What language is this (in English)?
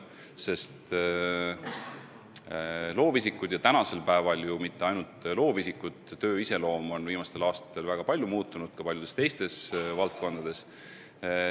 Estonian